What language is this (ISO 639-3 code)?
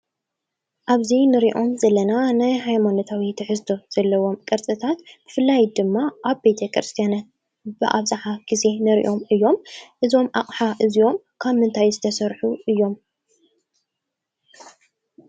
tir